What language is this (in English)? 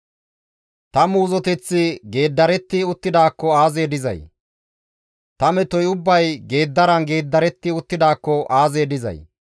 Gamo